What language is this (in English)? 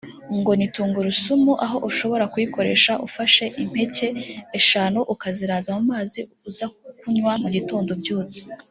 Kinyarwanda